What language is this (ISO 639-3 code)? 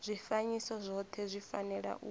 ven